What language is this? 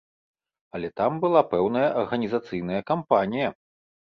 Belarusian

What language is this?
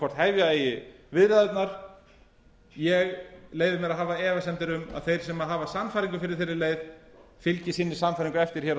Icelandic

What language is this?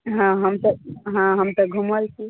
Maithili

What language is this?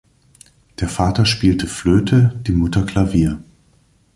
German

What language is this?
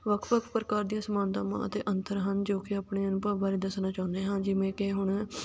Punjabi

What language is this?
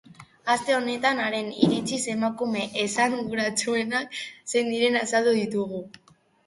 Basque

